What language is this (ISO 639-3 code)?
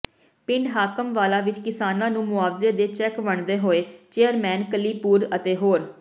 pan